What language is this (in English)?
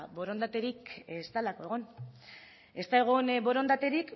Basque